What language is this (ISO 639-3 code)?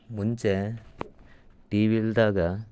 kan